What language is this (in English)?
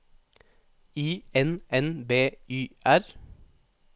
Norwegian